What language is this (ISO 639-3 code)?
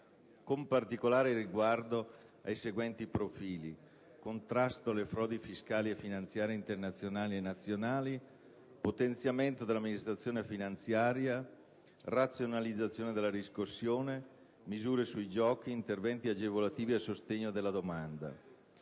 ita